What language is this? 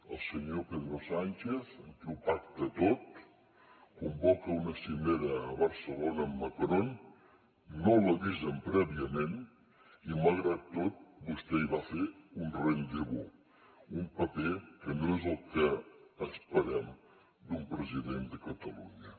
Catalan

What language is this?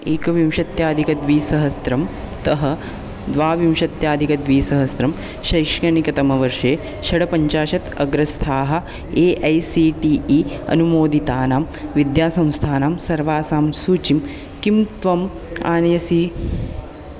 Sanskrit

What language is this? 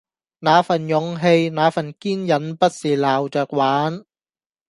Cantonese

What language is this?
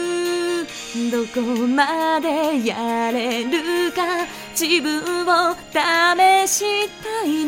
Japanese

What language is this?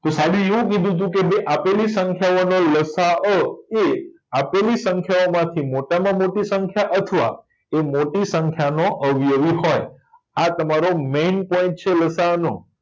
Gujarati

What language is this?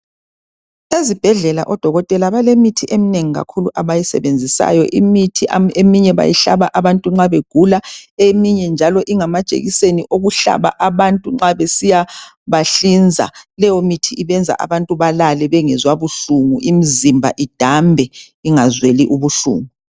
North Ndebele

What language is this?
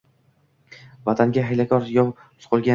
Uzbek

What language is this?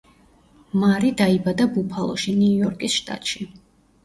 Georgian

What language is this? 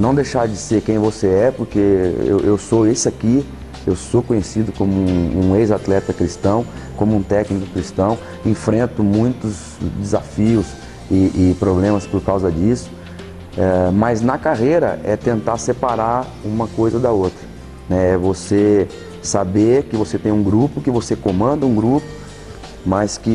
Portuguese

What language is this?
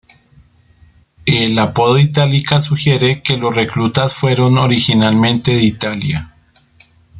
Spanish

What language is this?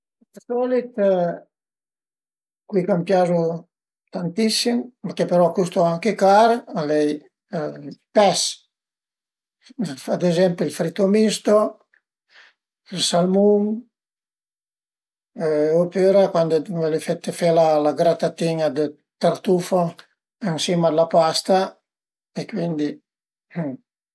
Piedmontese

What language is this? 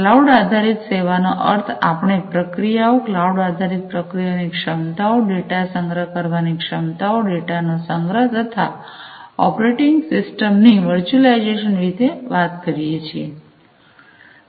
Gujarati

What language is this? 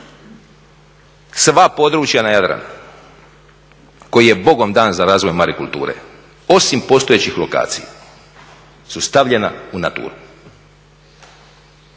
Croatian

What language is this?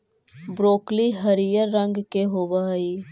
Magahi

